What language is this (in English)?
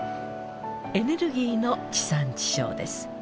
Japanese